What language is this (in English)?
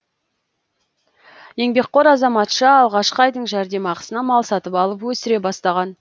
Kazakh